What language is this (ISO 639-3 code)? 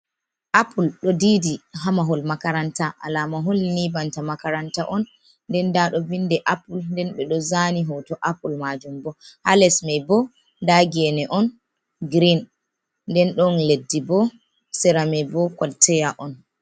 ful